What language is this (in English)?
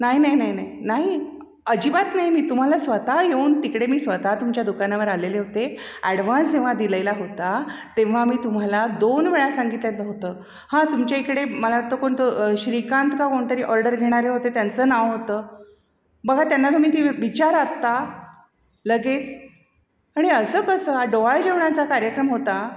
Marathi